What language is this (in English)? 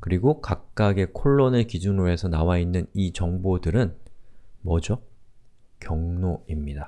Korean